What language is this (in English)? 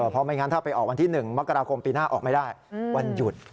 Thai